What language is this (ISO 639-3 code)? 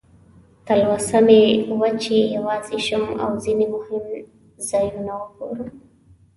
pus